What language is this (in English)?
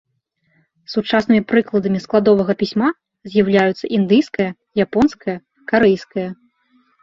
Belarusian